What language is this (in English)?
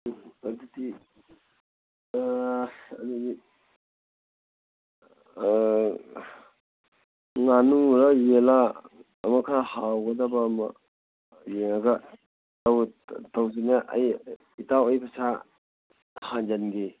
Manipuri